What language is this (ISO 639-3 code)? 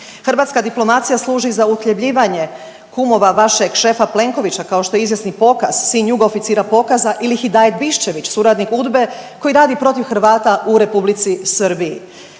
hrv